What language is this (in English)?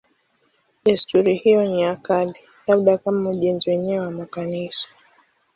Swahili